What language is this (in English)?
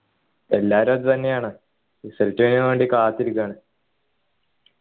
Malayalam